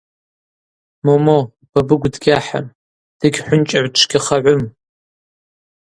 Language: Abaza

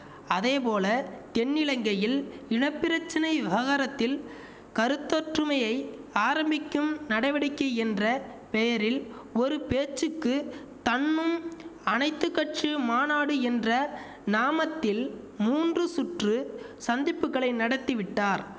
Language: Tamil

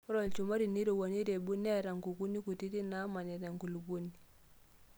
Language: Masai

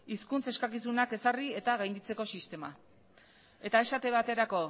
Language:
Basque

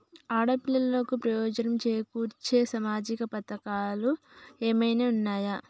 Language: Telugu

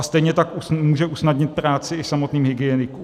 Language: Czech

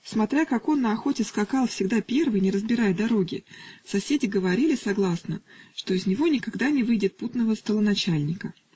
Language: Russian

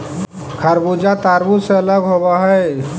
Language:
Magahi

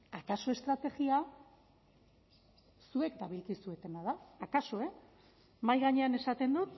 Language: Basque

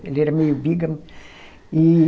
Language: Portuguese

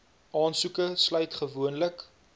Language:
Afrikaans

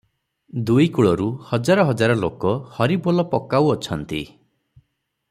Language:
Odia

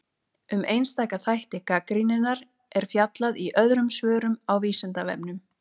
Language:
Icelandic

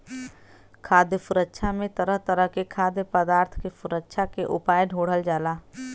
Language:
Bhojpuri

